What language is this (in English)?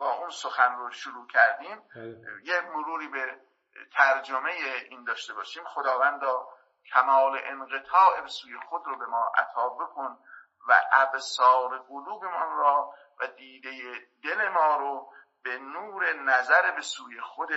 Persian